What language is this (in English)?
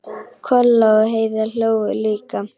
Icelandic